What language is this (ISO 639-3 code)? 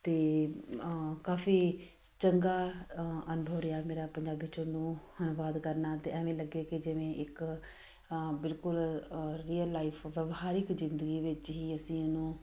pan